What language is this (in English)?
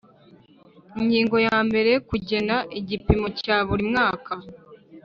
Kinyarwanda